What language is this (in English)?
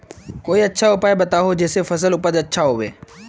Magahi